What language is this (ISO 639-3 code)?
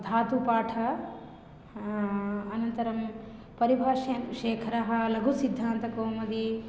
san